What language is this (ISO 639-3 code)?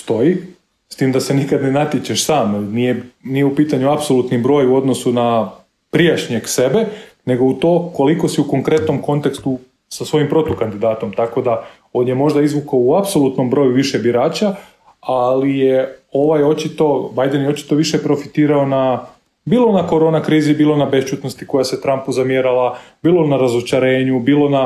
hrv